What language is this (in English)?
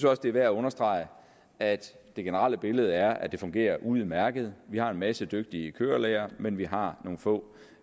Danish